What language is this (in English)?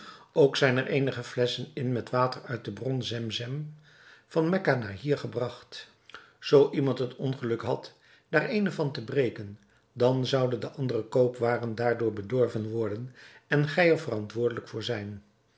Dutch